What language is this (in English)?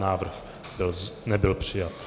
Czech